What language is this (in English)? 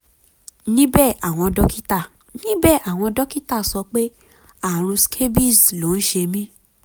Yoruba